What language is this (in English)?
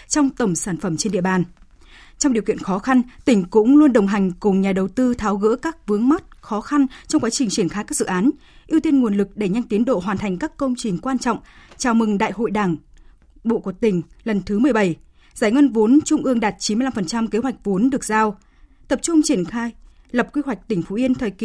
Vietnamese